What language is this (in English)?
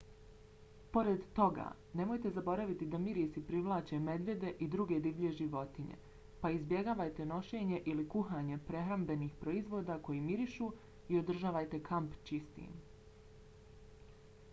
Bosnian